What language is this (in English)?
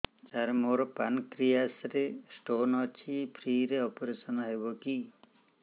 Odia